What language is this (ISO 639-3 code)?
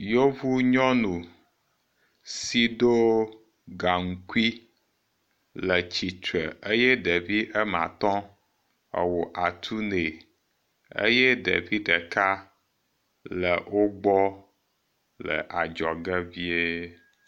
ewe